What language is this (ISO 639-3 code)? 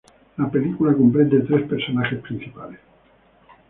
spa